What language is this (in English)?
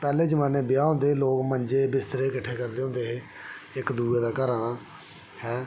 Dogri